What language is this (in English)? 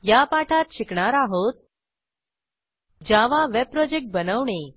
Marathi